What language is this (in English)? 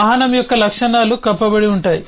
Telugu